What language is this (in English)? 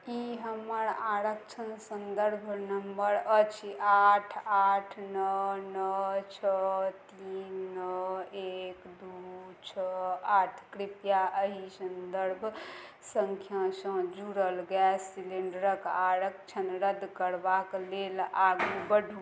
Maithili